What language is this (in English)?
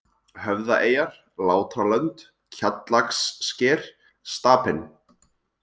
Icelandic